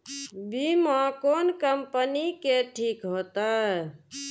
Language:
Maithili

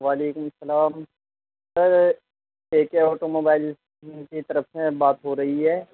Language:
Urdu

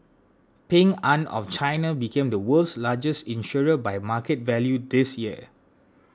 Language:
English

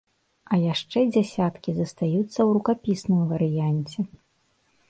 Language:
Belarusian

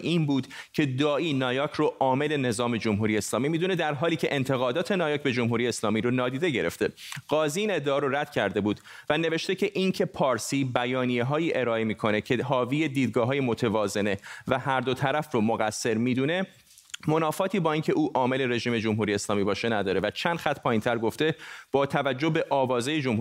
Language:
Persian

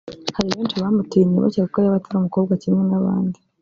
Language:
Kinyarwanda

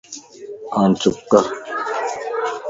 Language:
Lasi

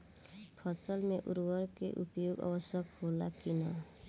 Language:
Bhojpuri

